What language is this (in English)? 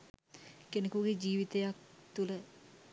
Sinhala